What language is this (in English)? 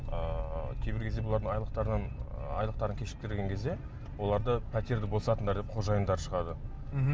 Kazakh